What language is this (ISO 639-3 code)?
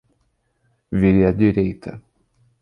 por